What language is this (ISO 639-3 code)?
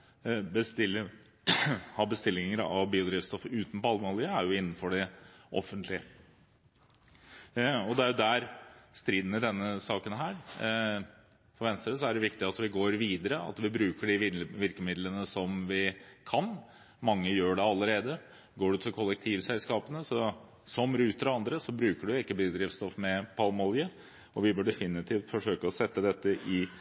nob